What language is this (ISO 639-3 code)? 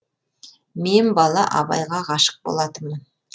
kaz